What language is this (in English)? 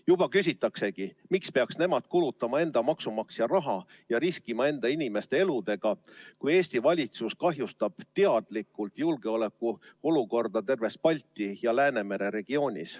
Estonian